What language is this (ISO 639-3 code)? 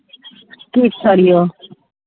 mai